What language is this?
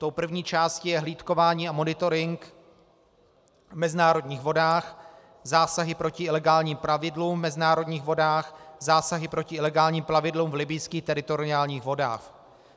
Czech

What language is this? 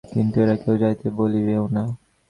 Bangla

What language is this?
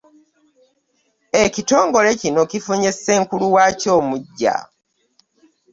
Ganda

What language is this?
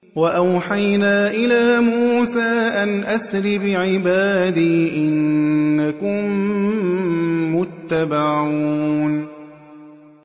Arabic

